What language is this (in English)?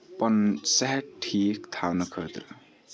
Kashmiri